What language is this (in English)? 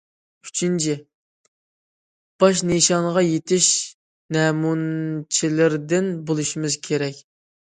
Uyghur